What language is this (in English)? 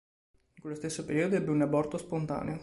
Italian